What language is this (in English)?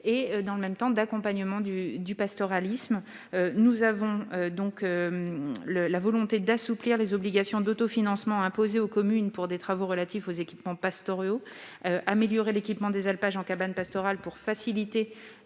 French